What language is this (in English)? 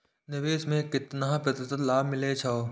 Maithili